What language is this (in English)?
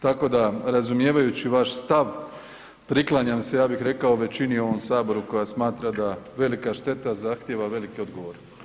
Croatian